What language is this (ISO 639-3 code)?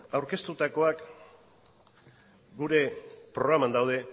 eus